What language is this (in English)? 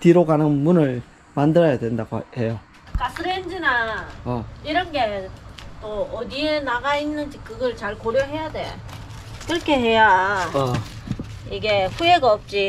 Korean